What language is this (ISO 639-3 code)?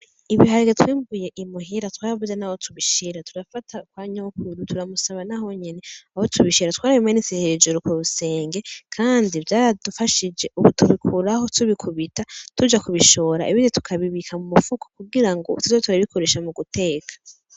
run